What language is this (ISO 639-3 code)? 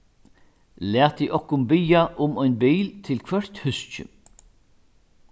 fao